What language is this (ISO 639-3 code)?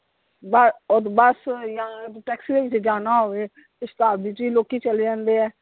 pan